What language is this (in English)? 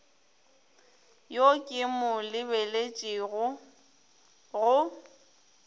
Northern Sotho